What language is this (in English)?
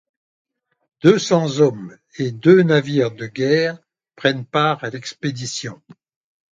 French